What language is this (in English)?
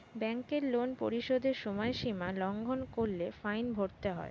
Bangla